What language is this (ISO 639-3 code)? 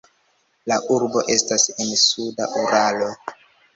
epo